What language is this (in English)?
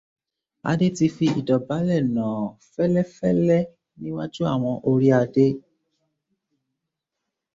Yoruba